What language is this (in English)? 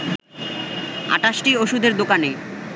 Bangla